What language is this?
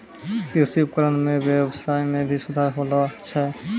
Maithili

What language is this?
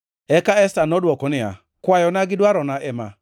Luo (Kenya and Tanzania)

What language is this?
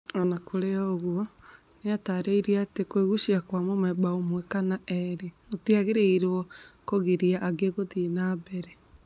Kikuyu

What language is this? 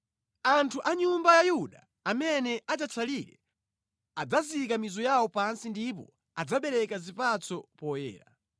Nyanja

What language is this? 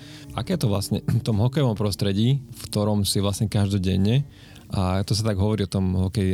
Slovak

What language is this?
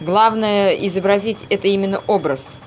Russian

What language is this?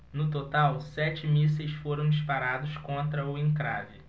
Portuguese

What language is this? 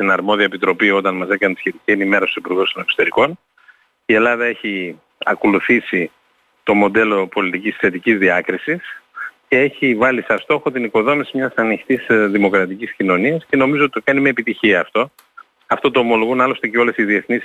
Greek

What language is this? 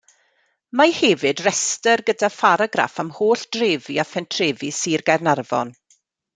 Welsh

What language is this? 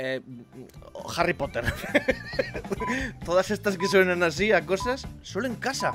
Spanish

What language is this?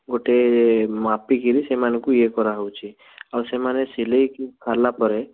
Odia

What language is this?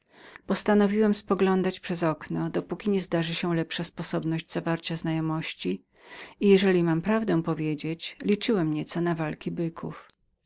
Polish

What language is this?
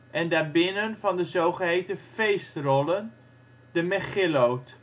Dutch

